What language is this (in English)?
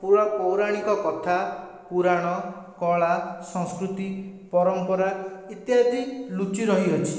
Odia